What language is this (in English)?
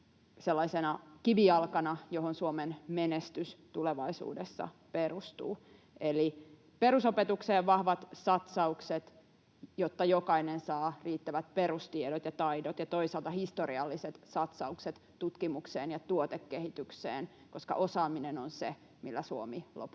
Finnish